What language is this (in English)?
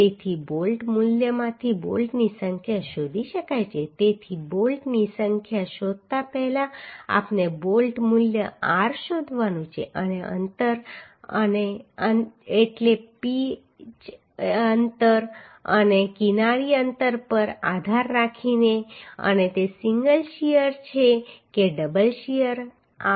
Gujarati